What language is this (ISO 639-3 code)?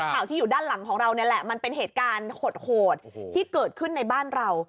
tha